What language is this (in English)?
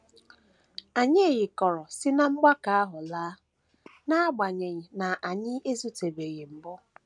Igbo